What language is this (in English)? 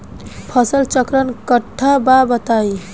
Bhojpuri